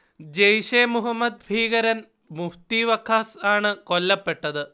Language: Malayalam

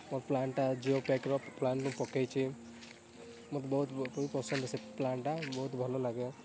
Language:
Odia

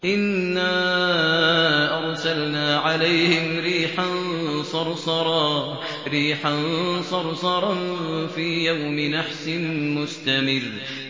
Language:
Arabic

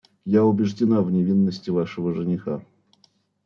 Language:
Russian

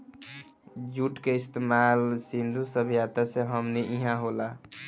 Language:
Bhojpuri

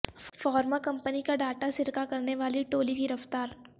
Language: Urdu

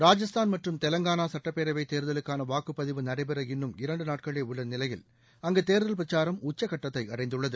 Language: Tamil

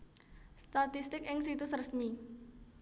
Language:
Javanese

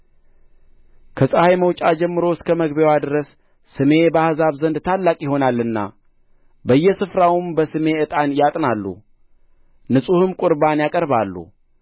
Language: Amharic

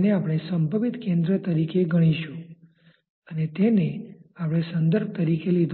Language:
Gujarati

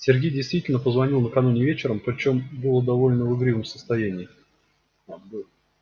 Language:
Russian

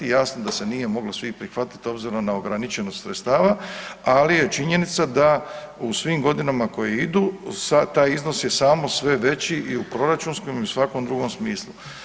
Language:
Croatian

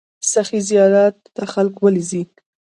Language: Pashto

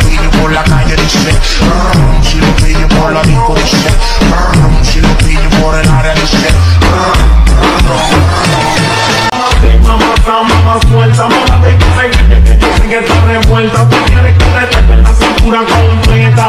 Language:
Romanian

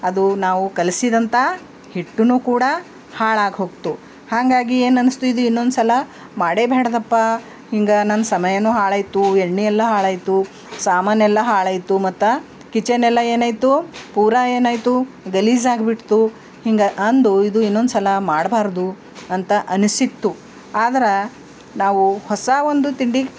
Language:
Kannada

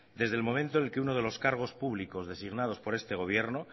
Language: Spanish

